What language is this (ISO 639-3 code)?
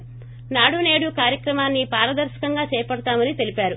tel